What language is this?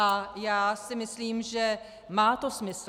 Czech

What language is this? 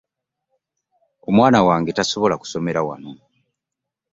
Ganda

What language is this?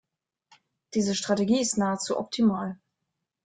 German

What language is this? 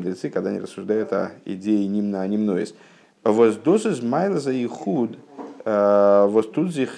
Russian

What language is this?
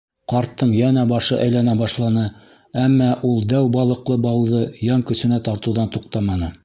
Bashkir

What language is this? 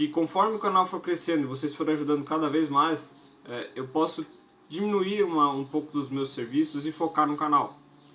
Portuguese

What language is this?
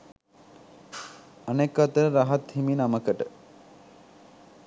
Sinhala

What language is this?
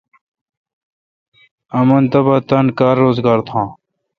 Kalkoti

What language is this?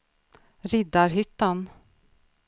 Swedish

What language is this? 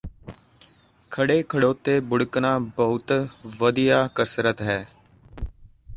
Punjabi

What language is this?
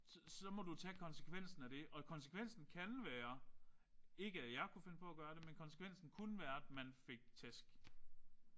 Danish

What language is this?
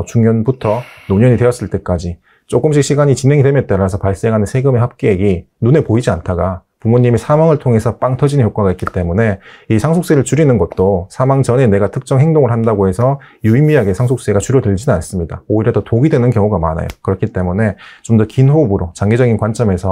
Korean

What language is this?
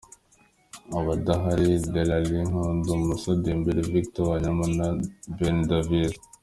Kinyarwanda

